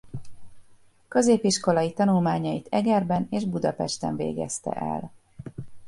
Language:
Hungarian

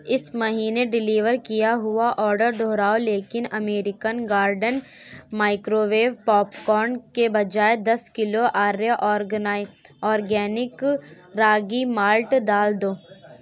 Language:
Urdu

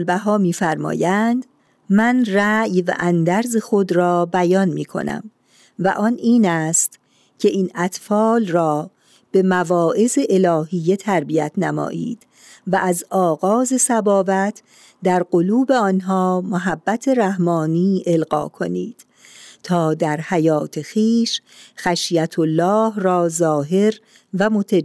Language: Persian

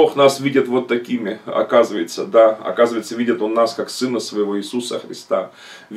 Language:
Russian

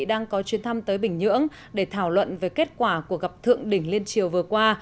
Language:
Vietnamese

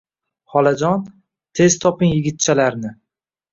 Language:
Uzbek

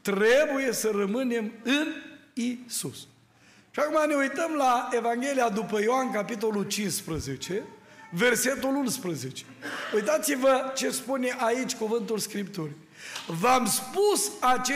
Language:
Romanian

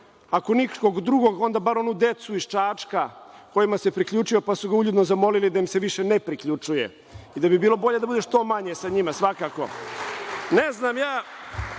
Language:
Serbian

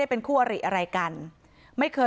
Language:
Thai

